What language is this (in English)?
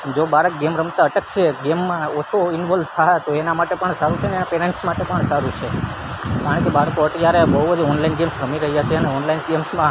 Gujarati